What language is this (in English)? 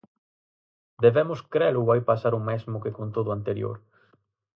Galician